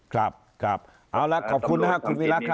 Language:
Thai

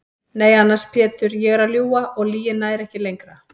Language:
Icelandic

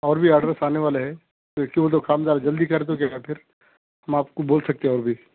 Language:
Urdu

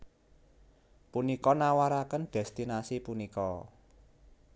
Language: Javanese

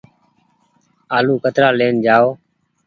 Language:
Goaria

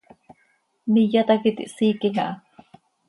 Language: Seri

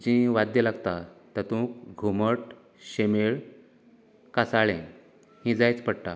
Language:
Konkani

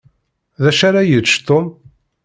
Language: Kabyle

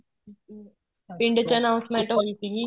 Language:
Punjabi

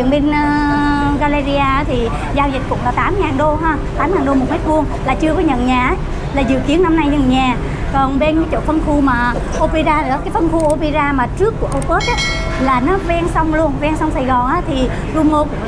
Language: Vietnamese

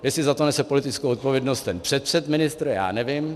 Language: Czech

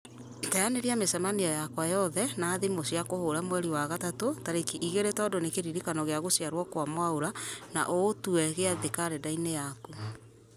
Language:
Kikuyu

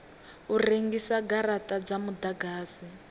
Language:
Venda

